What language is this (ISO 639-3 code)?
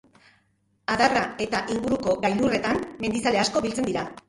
eus